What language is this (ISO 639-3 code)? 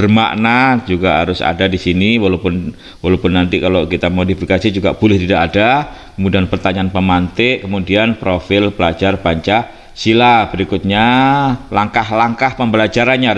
ind